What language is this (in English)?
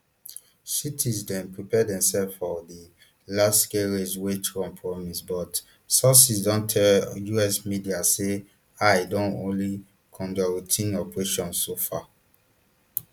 Nigerian Pidgin